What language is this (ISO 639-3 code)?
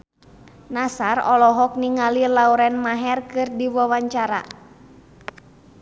sun